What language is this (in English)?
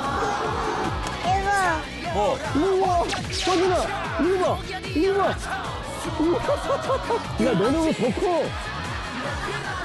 Korean